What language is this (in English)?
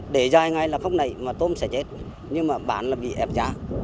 Vietnamese